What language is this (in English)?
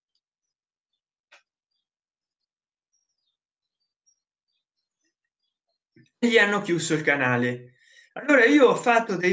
Italian